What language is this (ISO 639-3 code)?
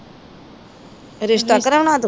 pan